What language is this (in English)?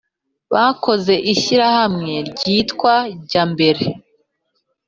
Kinyarwanda